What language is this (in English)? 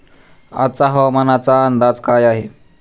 Marathi